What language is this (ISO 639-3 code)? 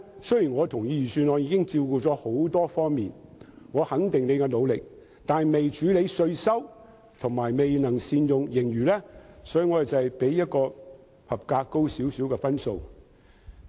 yue